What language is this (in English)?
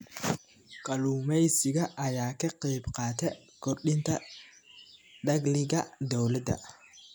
Somali